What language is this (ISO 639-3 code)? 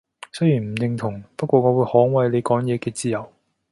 yue